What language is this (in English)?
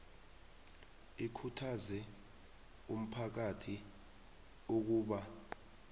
South Ndebele